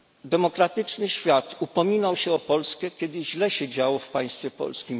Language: Polish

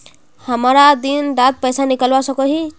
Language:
Magahi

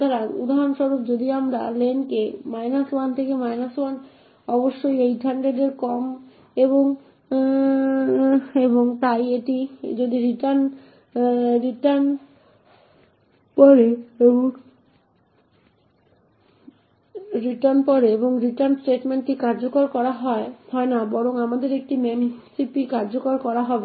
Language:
Bangla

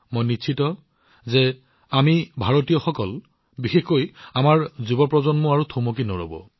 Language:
Assamese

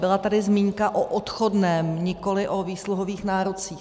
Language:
Czech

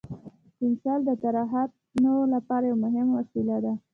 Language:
Pashto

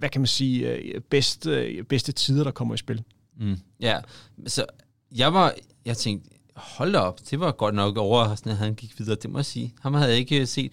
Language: Danish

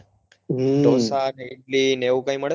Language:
Gujarati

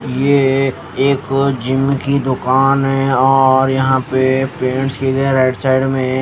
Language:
Hindi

